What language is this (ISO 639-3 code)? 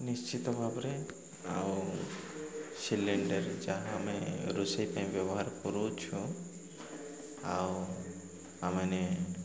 ori